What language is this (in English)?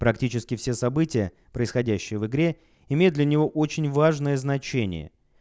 Russian